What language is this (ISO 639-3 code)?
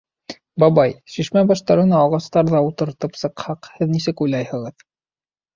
bak